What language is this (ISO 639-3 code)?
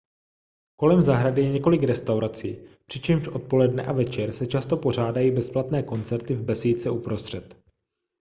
ces